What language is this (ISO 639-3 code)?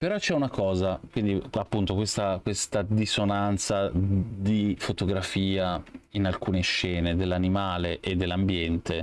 ita